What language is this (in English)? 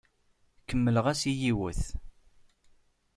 Kabyle